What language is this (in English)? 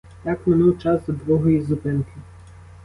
Ukrainian